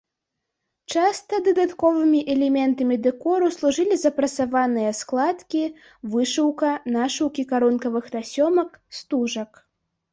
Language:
Belarusian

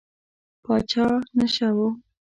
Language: Pashto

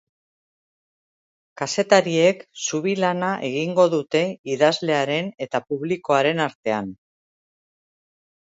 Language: Basque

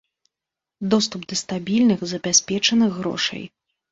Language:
Belarusian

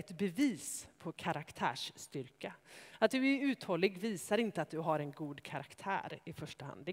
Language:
Swedish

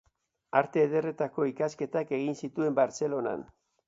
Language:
Basque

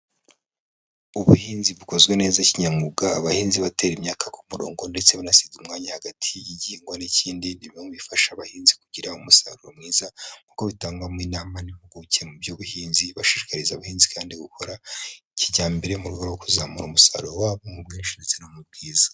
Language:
Kinyarwanda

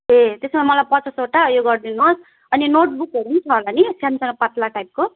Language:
Nepali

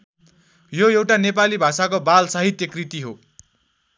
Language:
Nepali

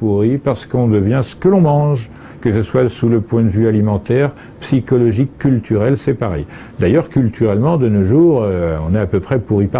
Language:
French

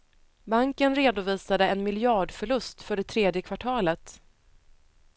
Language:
Swedish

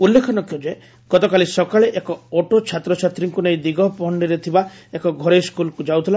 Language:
Odia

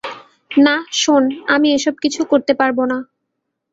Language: Bangla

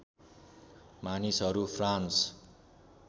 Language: Nepali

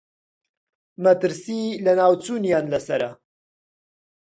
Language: Central Kurdish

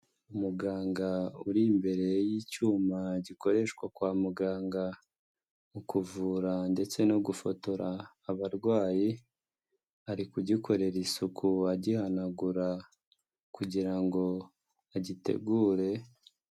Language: Kinyarwanda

